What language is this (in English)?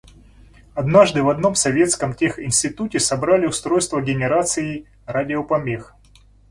Russian